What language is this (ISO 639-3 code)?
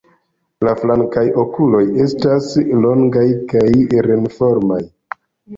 epo